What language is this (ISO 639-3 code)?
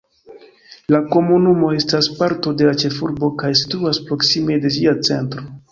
epo